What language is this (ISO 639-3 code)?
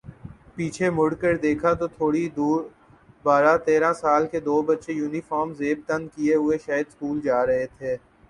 urd